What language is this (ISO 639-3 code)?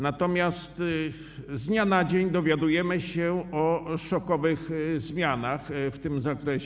pol